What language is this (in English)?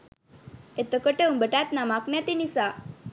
Sinhala